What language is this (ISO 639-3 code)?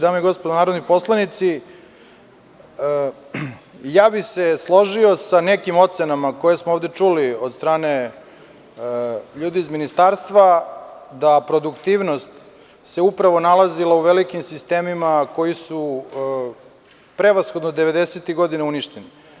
srp